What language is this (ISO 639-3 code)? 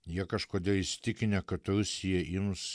lit